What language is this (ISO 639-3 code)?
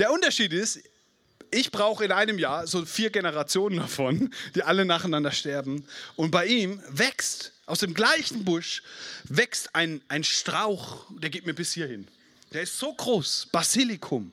deu